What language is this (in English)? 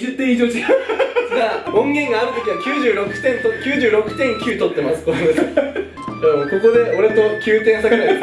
Japanese